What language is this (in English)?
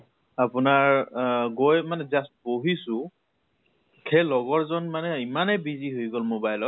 Assamese